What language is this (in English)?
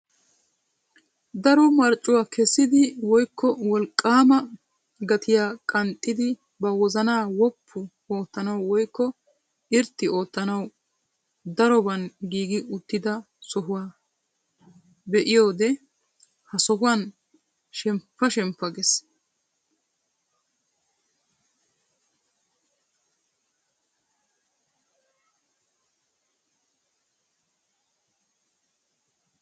Wolaytta